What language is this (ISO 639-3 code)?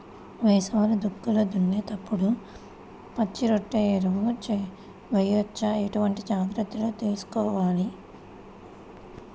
tel